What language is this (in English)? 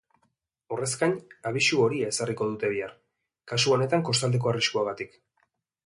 Basque